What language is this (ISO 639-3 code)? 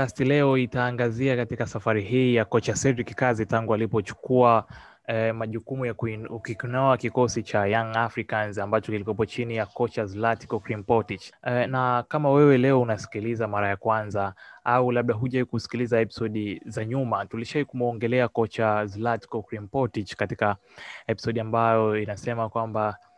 swa